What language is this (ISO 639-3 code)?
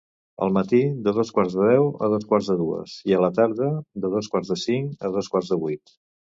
cat